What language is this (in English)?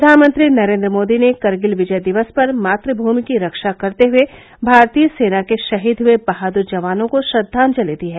Hindi